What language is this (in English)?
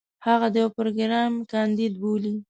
Pashto